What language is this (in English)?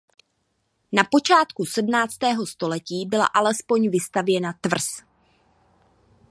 Czech